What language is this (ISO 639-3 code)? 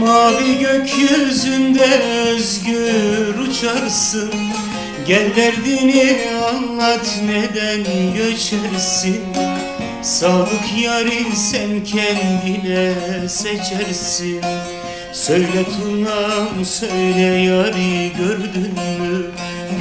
tur